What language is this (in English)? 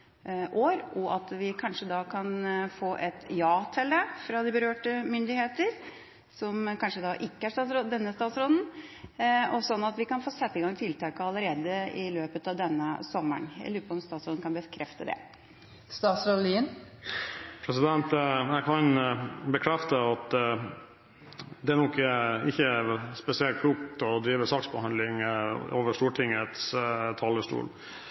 Norwegian Bokmål